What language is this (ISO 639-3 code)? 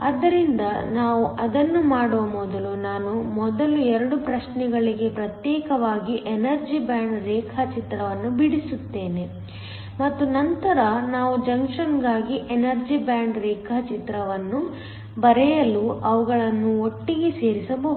kan